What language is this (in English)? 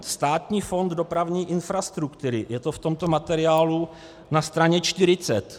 Czech